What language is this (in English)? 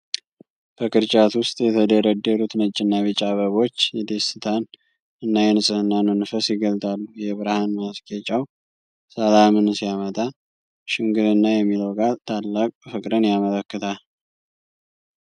Amharic